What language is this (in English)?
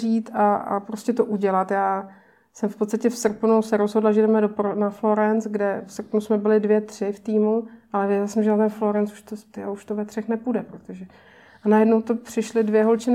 Czech